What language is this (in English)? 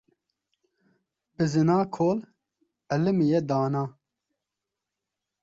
Kurdish